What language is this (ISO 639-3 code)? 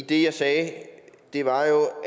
dan